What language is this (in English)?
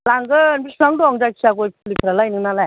Bodo